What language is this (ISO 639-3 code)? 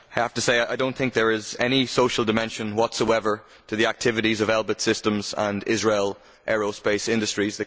eng